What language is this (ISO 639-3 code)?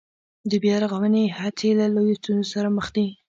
pus